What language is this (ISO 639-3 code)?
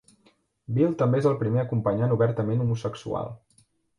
cat